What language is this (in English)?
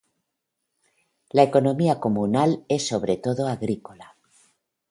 Spanish